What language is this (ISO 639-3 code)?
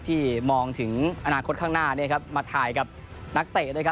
tha